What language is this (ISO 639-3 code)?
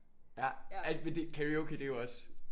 dan